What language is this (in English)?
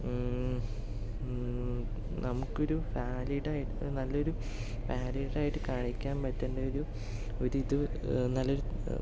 Malayalam